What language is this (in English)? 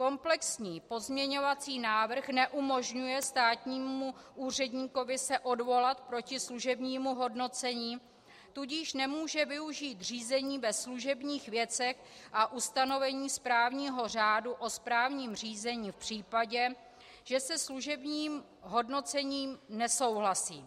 Czech